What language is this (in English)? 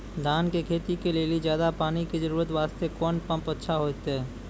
Maithili